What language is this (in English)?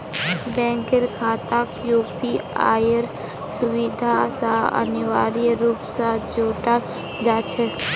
Magahi